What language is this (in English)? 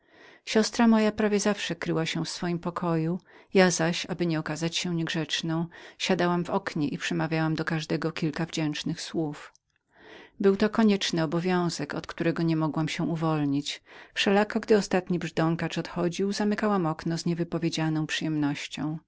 Polish